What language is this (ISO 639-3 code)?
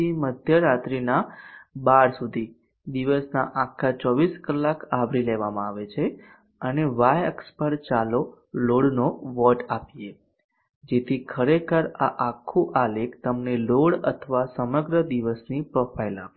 guj